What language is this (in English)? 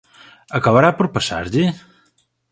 Galician